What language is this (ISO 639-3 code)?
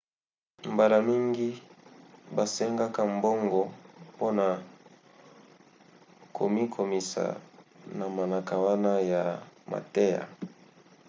lin